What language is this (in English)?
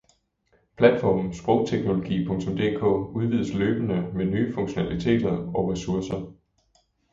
Danish